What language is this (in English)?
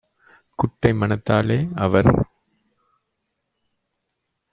Tamil